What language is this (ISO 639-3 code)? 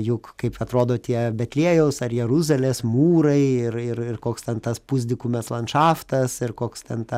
lit